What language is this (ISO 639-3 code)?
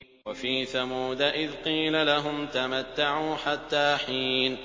ara